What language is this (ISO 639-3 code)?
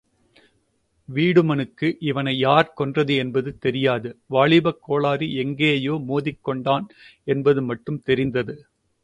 tam